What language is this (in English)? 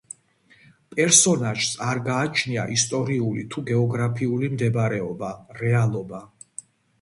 Georgian